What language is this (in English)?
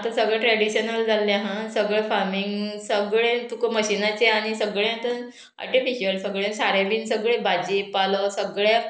Konkani